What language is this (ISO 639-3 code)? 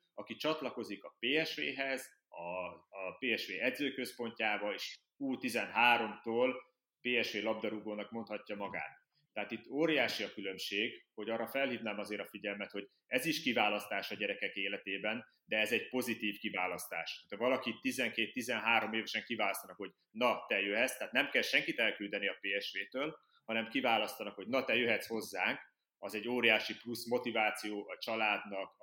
hun